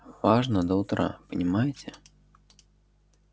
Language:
Russian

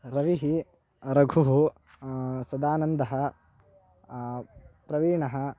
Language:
Sanskrit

